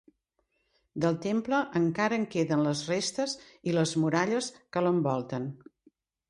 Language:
Catalan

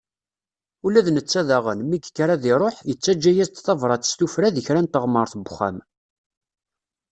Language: Kabyle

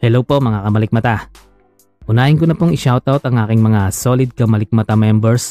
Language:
Filipino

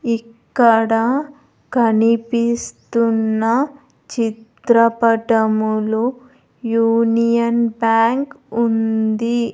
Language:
Telugu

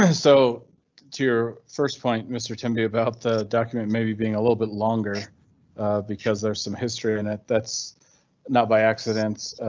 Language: English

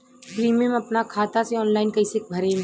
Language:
Bhojpuri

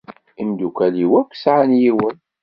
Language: Kabyle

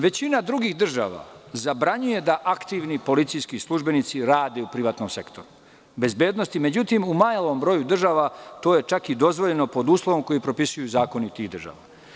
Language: Serbian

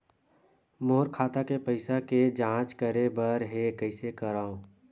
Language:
Chhattisgarhi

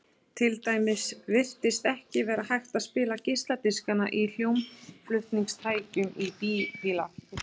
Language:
Icelandic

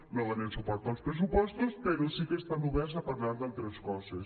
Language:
Catalan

